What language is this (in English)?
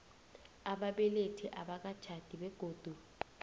South Ndebele